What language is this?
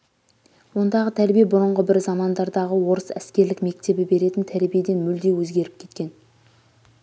Kazakh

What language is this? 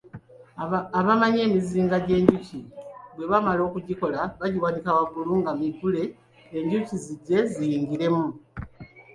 Ganda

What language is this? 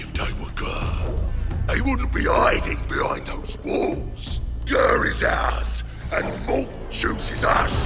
Portuguese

